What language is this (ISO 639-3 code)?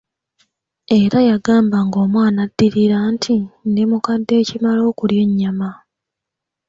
lug